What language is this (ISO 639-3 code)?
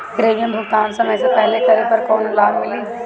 bho